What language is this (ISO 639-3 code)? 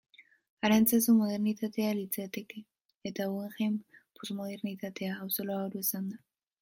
eus